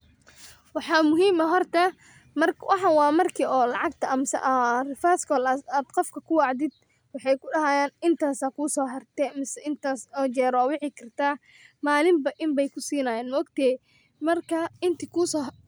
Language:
Somali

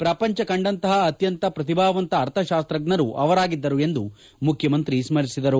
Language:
Kannada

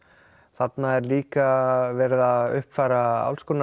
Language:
Icelandic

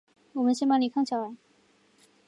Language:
Chinese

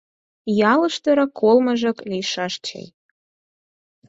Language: Mari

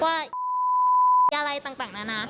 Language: Thai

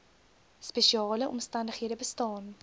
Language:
Afrikaans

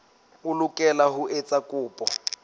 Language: Southern Sotho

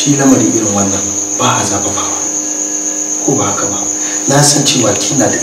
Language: Indonesian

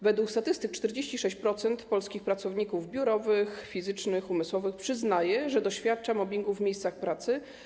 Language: Polish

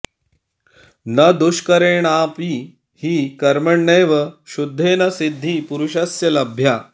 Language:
Sanskrit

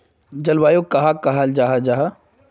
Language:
Magahi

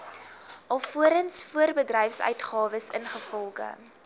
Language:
Afrikaans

